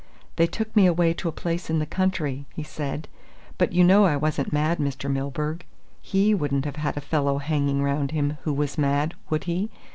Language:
English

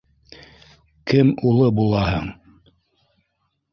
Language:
Bashkir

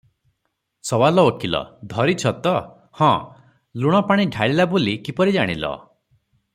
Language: Odia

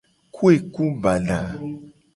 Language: Gen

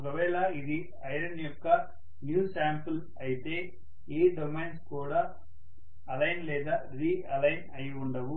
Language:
Telugu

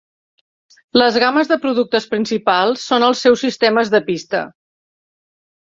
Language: Catalan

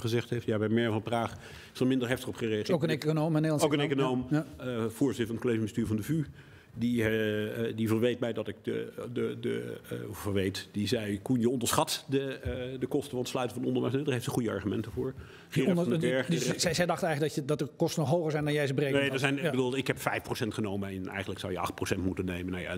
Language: Dutch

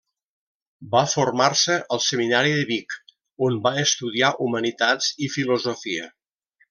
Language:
Catalan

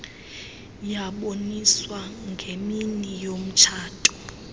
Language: Xhosa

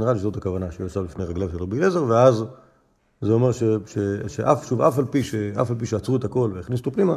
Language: Hebrew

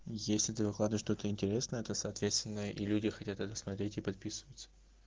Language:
Russian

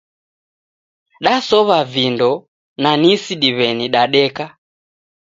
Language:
Taita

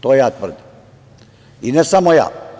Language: Serbian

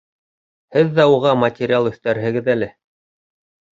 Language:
Bashkir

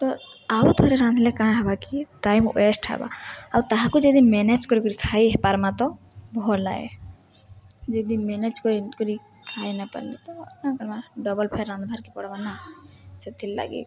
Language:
Odia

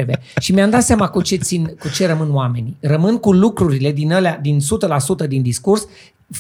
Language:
Romanian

